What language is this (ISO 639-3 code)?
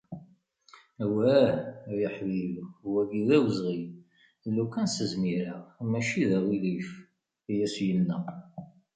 kab